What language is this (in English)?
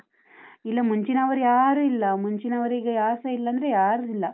Kannada